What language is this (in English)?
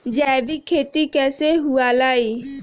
Magahi